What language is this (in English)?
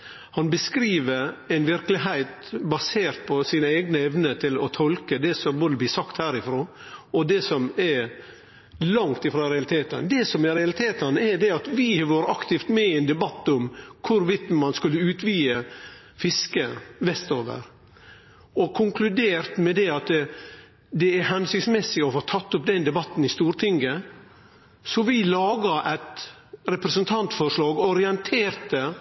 Norwegian Nynorsk